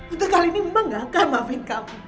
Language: Indonesian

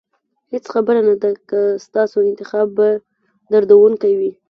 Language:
Pashto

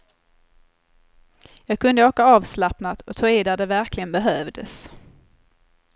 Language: Swedish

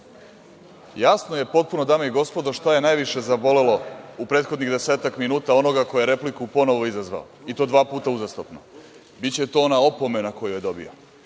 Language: Serbian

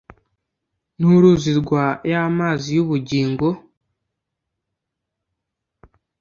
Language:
Kinyarwanda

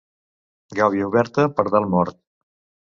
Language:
Catalan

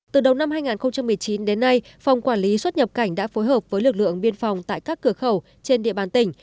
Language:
Vietnamese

